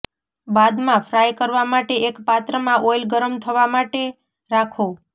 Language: Gujarati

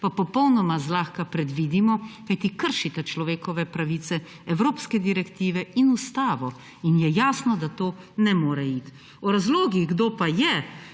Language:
Slovenian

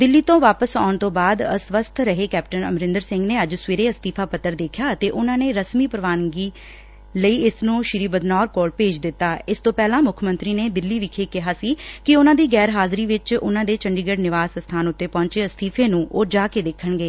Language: Punjabi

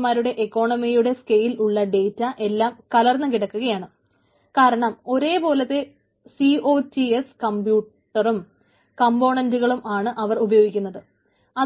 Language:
Malayalam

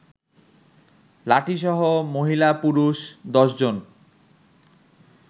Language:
Bangla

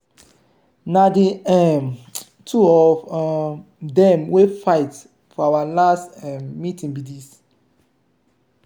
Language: Nigerian Pidgin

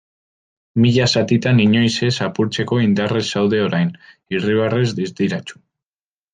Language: Basque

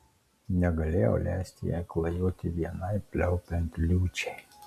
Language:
Lithuanian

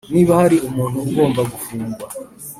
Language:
Kinyarwanda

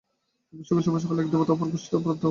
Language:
Bangla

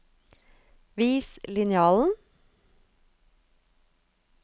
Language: Norwegian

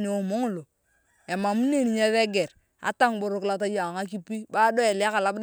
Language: Turkana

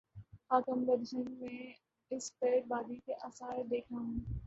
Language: Urdu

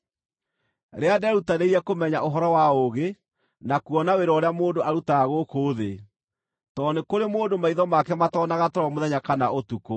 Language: Kikuyu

